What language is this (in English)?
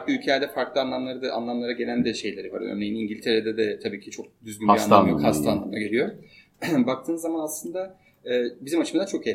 Turkish